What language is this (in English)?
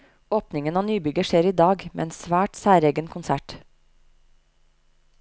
Norwegian